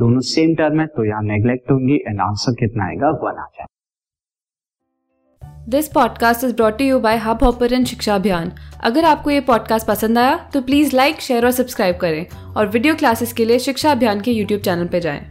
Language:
Hindi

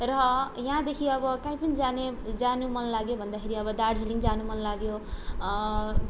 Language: Nepali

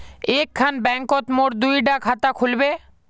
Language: Magahi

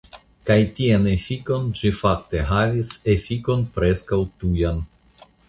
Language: Esperanto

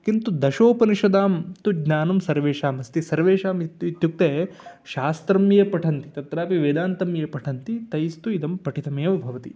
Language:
Sanskrit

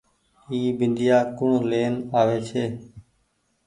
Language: Goaria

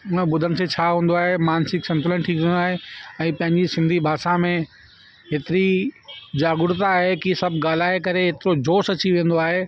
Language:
Sindhi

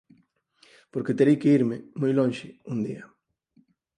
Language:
Galician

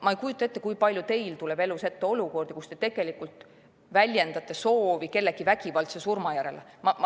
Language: Estonian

